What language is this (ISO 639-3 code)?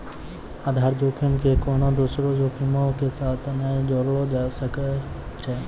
mai